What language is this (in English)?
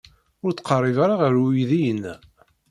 Kabyle